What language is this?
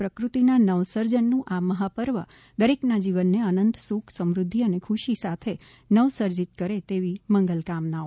Gujarati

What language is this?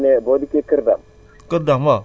Wolof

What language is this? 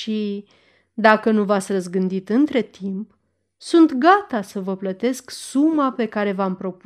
Romanian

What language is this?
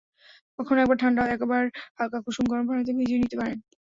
Bangla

